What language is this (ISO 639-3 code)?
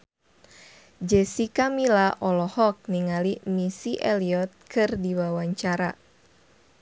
sun